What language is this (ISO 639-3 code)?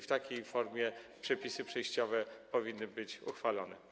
pol